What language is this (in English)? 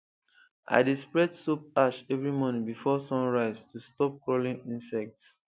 Nigerian Pidgin